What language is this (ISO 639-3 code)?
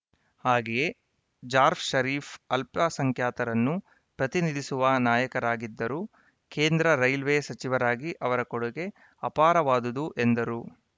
kan